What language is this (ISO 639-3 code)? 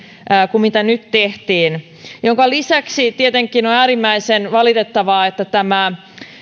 fin